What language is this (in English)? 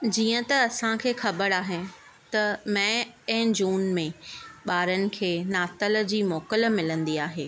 Sindhi